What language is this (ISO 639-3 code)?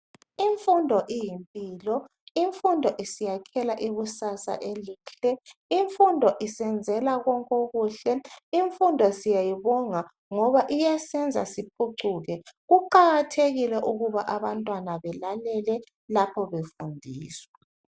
nde